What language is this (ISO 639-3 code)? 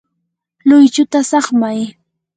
qur